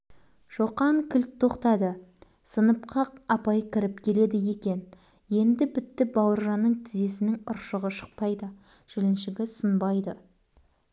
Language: Kazakh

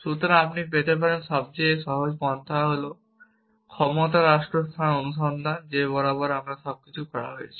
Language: Bangla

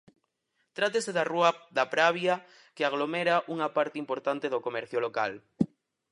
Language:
Galician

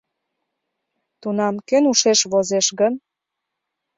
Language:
Mari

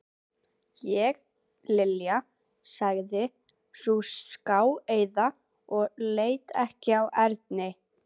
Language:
Icelandic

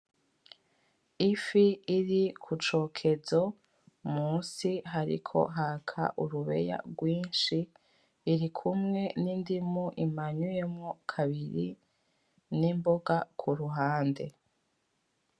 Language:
Rundi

